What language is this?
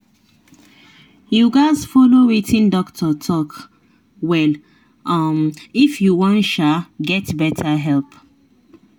Nigerian Pidgin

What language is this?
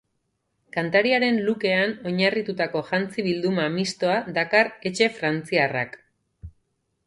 Basque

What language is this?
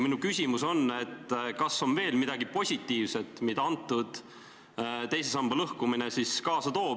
Estonian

